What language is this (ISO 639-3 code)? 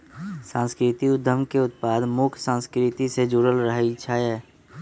mag